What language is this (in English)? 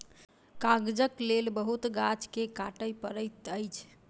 Maithili